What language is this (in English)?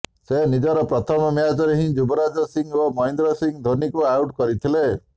Odia